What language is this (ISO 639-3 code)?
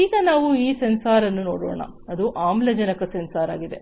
kan